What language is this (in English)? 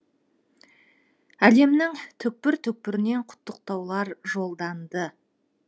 Kazakh